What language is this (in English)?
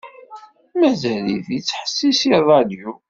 Kabyle